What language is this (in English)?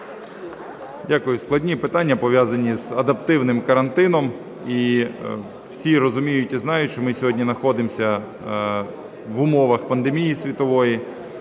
Ukrainian